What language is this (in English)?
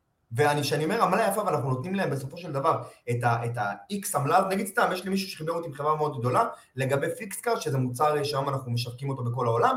Hebrew